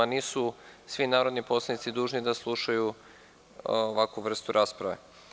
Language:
Serbian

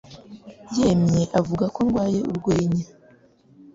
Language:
Kinyarwanda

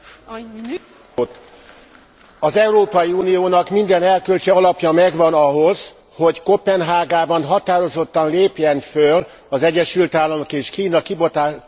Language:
Hungarian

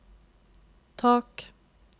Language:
Norwegian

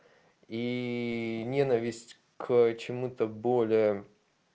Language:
Russian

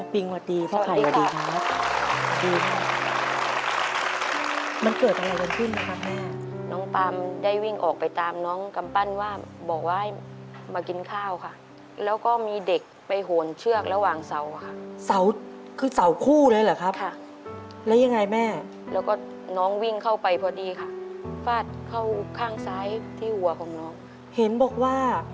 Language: Thai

